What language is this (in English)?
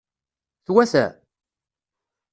Kabyle